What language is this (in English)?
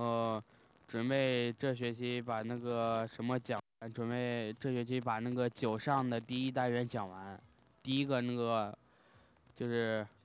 Chinese